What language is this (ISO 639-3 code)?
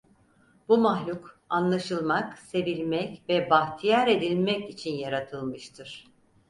tur